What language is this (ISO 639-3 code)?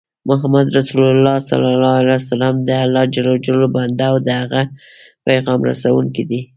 pus